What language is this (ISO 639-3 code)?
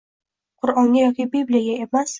uzb